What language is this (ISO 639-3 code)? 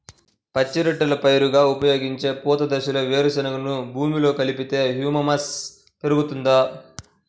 tel